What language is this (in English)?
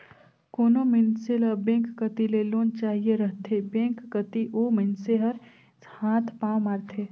Chhattisgarhi